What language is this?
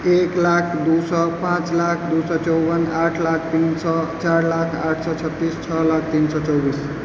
Maithili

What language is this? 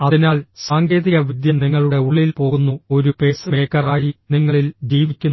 Malayalam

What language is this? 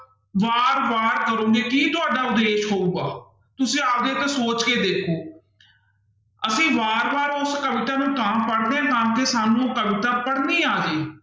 Punjabi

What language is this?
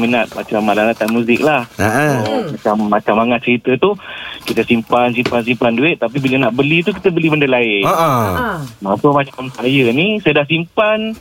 Malay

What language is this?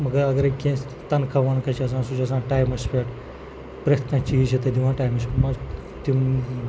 Kashmiri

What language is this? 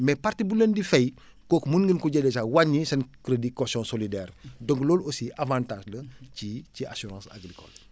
Wolof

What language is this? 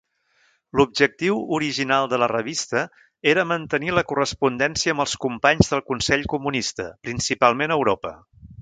Catalan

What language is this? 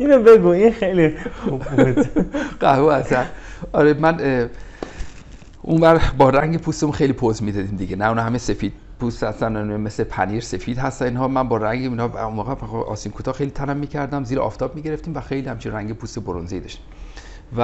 Persian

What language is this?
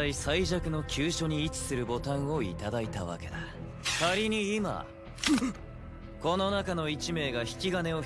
Japanese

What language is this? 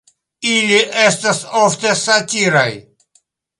Esperanto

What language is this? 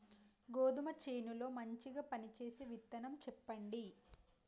Telugu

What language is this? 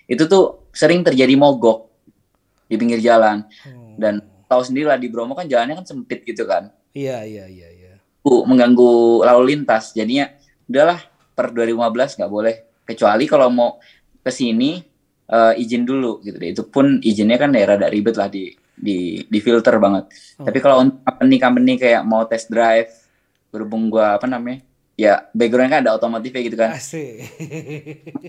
Indonesian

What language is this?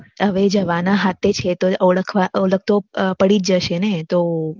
Gujarati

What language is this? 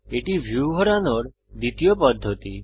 Bangla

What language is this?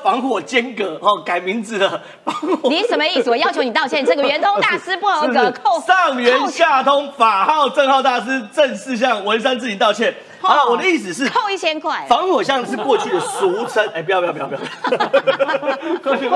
Chinese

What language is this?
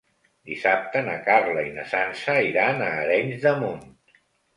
Catalan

